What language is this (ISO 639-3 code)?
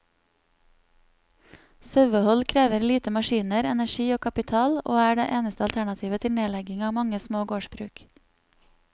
nor